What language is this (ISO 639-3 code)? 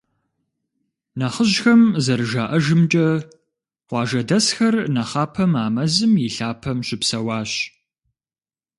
kbd